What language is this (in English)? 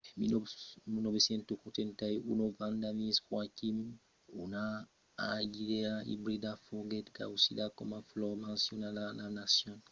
Occitan